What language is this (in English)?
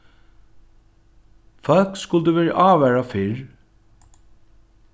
Faroese